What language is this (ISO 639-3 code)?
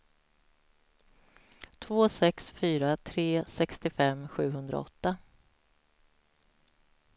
swe